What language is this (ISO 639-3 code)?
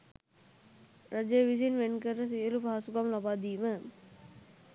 sin